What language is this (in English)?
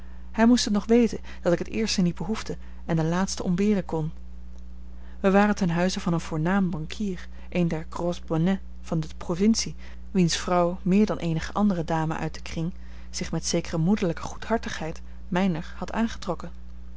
Dutch